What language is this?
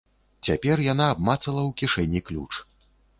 Belarusian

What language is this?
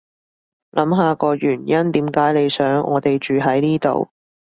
Cantonese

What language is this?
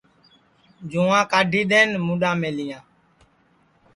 Sansi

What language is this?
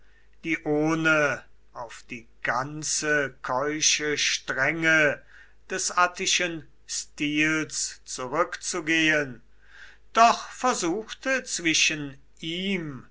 German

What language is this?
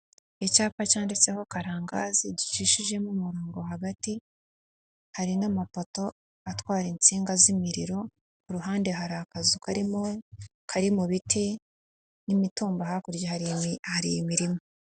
Kinyarwanda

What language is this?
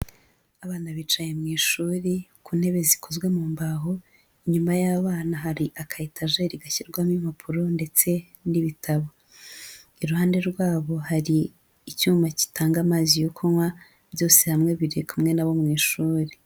Kinyarwanda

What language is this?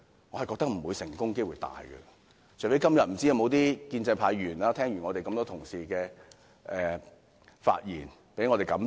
Cantonese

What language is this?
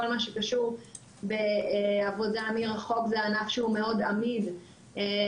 Hebrew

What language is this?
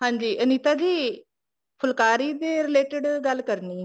Punjabi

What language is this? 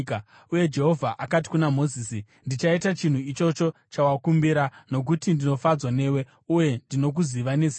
Shona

